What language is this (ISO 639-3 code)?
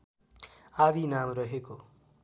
nep